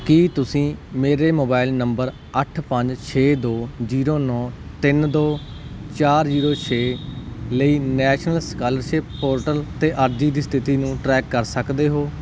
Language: Punjabi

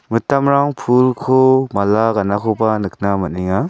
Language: Garo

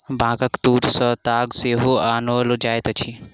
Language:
Maithili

